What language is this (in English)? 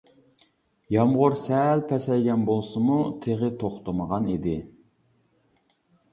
Uyghur